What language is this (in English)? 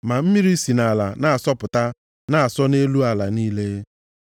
Igbo